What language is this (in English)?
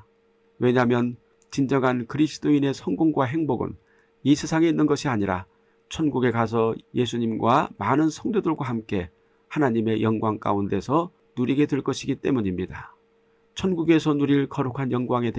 Korean